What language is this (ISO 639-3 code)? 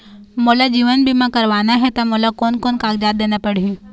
hne